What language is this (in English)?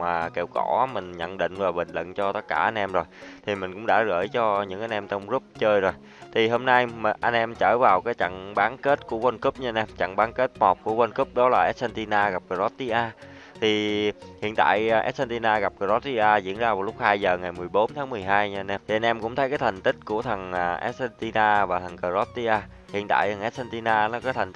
Vietnamese